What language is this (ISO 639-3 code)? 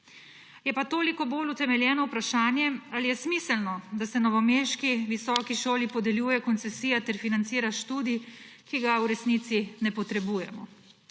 slv